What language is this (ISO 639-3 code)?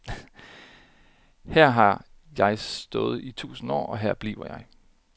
dan